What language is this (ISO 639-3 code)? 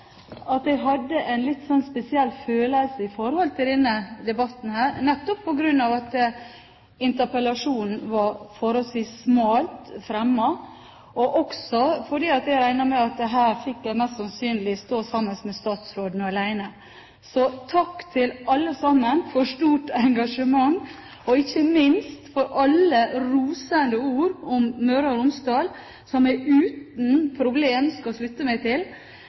nob